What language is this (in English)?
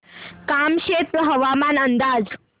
Marathi